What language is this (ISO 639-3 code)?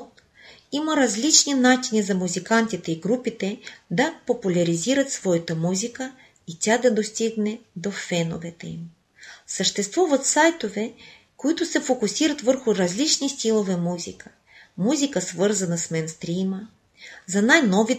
bul